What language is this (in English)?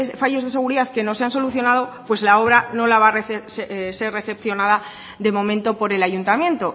Spanish